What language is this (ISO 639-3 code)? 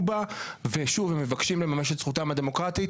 heb